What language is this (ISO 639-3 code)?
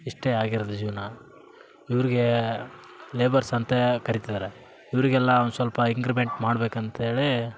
kan